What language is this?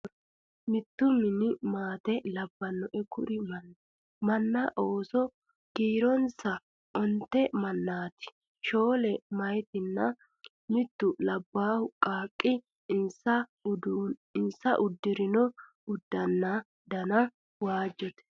Sidamo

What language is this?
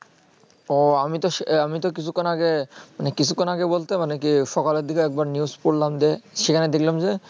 Bangla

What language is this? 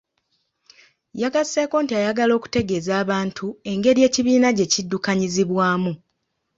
Ganda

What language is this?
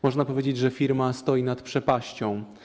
Polish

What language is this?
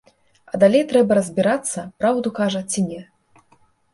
Belarusian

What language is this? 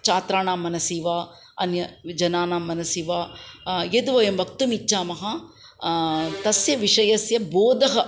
Sanskrit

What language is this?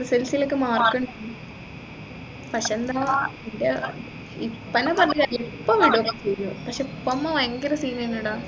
Malayalam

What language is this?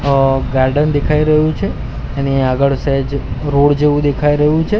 Gujarati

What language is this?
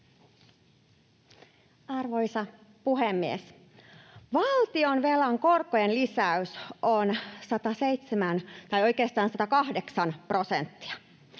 Finnish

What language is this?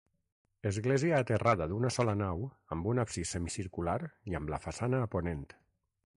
Catalan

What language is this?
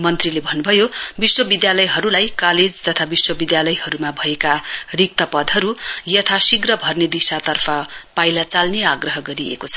Nepali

